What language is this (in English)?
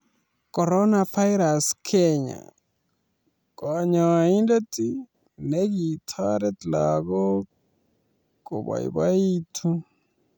Kalenjin